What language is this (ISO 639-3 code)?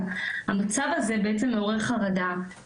heb